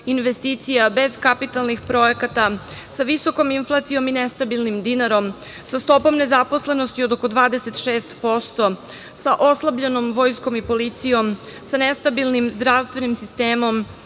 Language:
Serbian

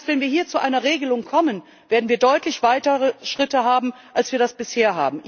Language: German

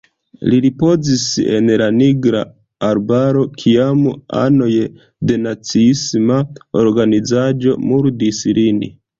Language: Esperanto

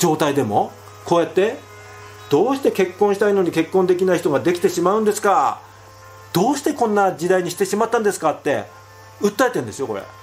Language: Japanese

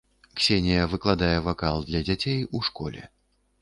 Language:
Belarusian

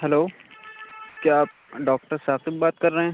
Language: Urdu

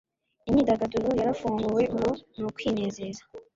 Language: Kinyarwanda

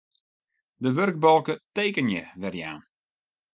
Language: Western Frisian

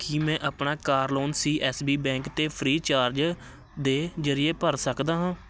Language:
Punjabi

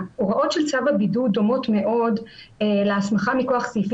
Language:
Hebrew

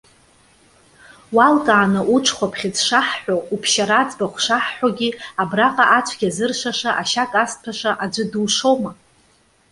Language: Abkhazian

